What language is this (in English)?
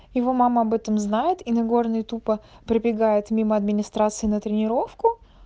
Russian